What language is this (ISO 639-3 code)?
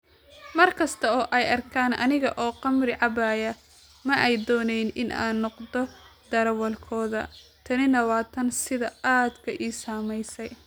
som